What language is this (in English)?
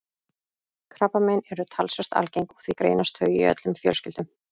Icelandic